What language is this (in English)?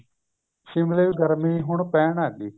Punjabi